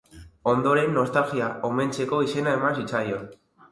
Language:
Basque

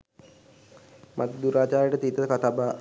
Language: Sinhala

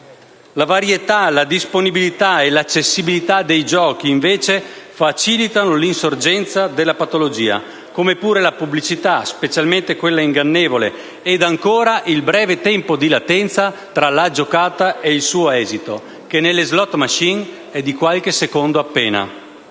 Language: Italian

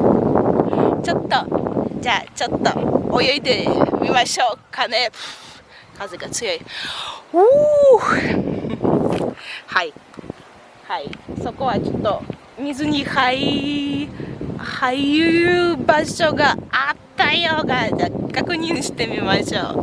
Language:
Japanese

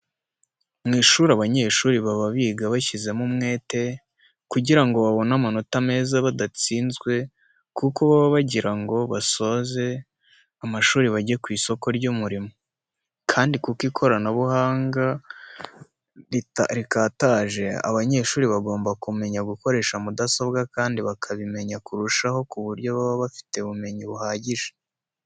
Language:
Kinyarwanda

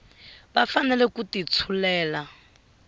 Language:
Tsonga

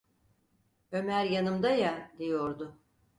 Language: Turkish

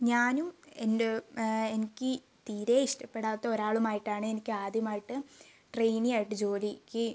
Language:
Malayalam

